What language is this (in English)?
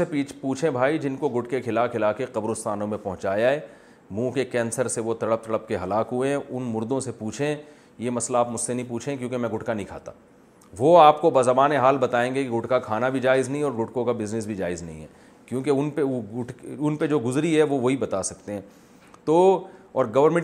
Urdu